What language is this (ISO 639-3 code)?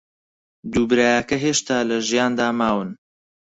ckb